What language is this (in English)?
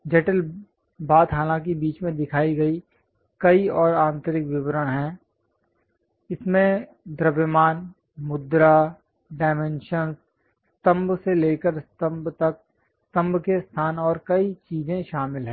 Hindi